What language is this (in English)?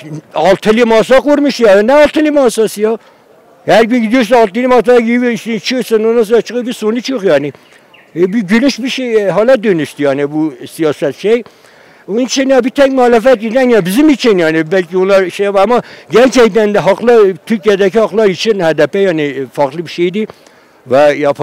Turkish